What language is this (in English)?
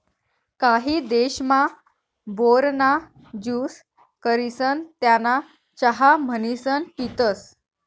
Marathi